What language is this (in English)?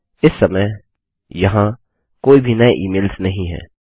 Hindi